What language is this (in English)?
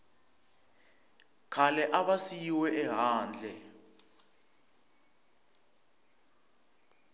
Tsonga